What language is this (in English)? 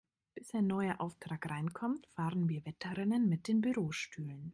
German